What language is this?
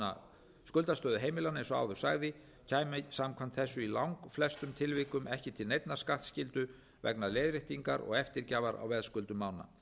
Icelandic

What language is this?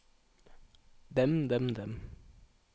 Norwegian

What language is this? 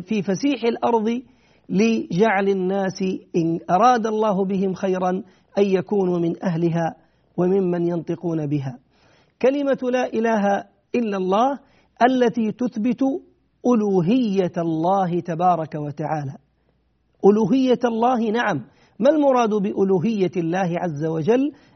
Arabic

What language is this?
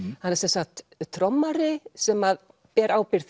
Icelandic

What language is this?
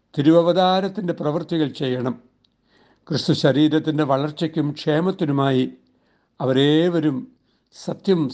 Malayalam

